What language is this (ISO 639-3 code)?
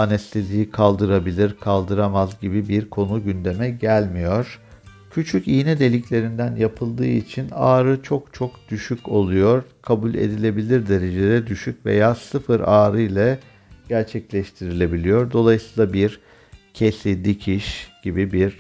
tur